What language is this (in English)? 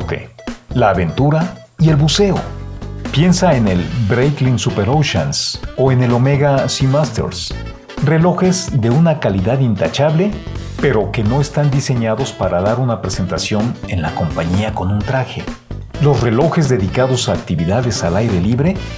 Spanish